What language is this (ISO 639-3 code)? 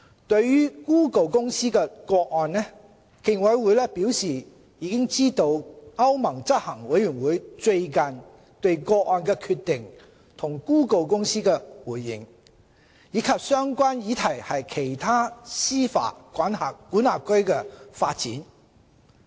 yue